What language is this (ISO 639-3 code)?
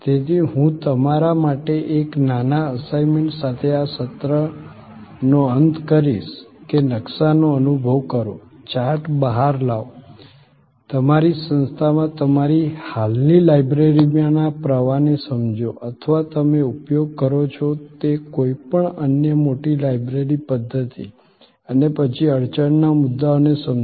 guj